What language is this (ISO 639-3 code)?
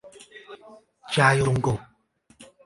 zho